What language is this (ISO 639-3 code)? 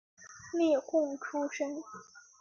zho